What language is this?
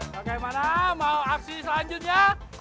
Indonesian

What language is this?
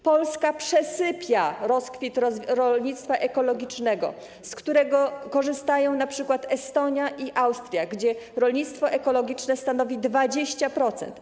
Polish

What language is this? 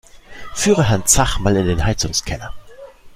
German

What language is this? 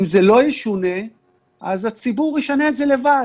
Hebrew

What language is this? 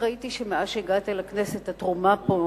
Hebrew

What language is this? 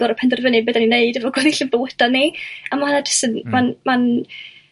Welsh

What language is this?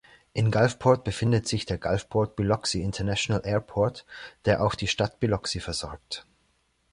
German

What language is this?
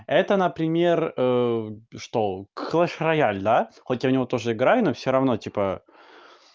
Russian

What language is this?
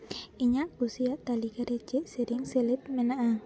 Santali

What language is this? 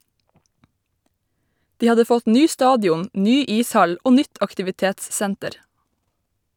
Norwegian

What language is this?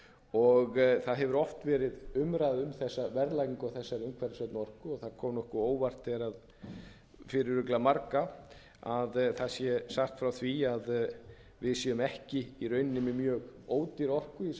Icelandic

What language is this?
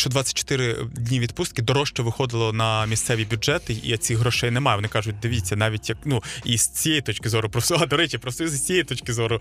Ukrainian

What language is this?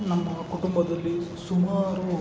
Kannada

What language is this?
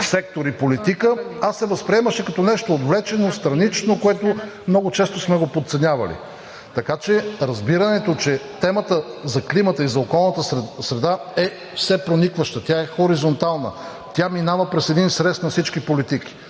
Bulgarian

